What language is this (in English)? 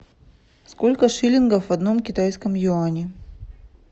Russian